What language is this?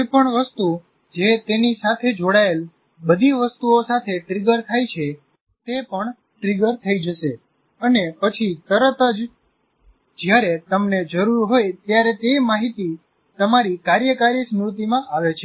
Gujarati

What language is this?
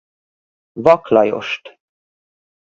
Hungarian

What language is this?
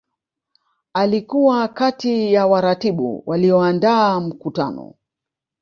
Swahili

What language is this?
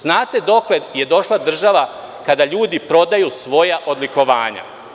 Serbian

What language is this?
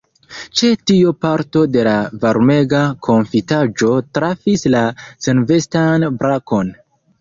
Esperanto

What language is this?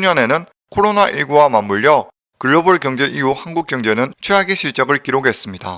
Korean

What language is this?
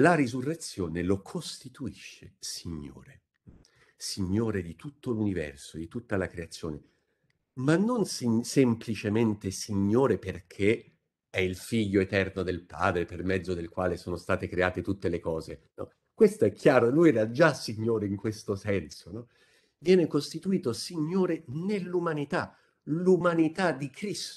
Italian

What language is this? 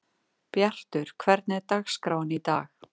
Icelandic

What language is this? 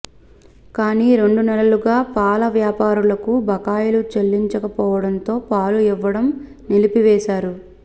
Telugu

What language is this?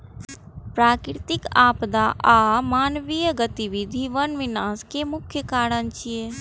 Maithili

